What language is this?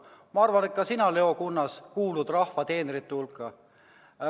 Estonian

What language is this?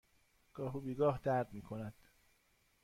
Persian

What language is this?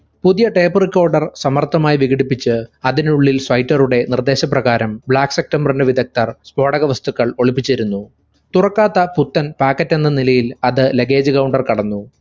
Malayalam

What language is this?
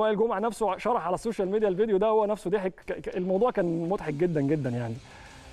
Arabic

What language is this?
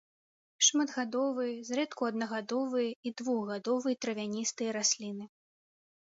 Belarusian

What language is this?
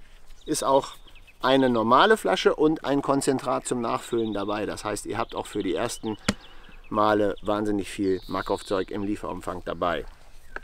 German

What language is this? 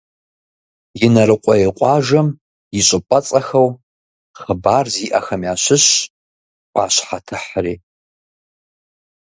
Kabardian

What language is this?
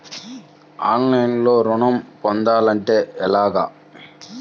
Telugu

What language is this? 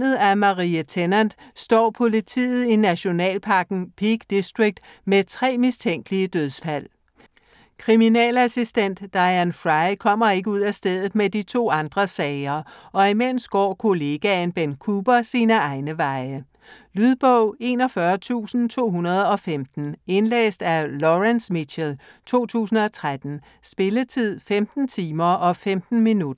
Danish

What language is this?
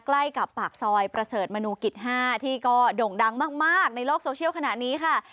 Thai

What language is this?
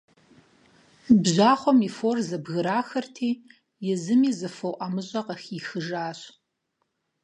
Kabardian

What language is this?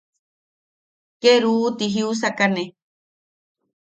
Yaqui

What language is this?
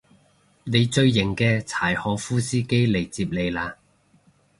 Cantonese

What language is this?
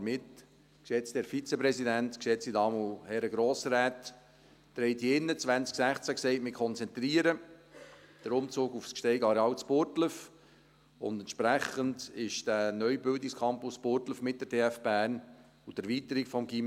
Swiss German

